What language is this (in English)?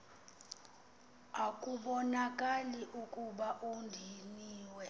Xhosa